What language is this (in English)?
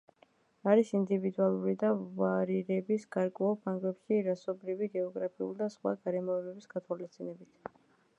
Georgian